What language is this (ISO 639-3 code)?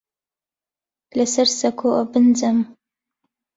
ckb